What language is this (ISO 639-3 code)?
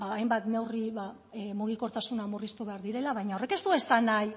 eus